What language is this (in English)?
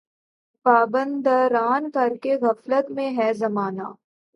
Urdu